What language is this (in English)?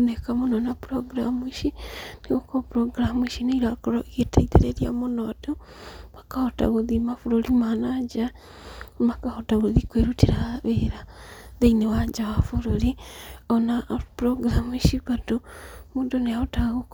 Kikuyu